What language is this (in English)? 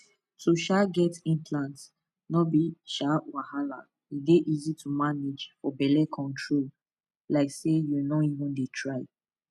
Nigerian Pidgin